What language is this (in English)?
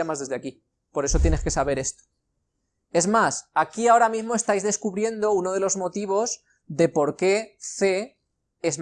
Spanish